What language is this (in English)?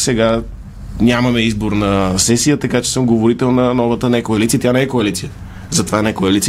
Bulgarian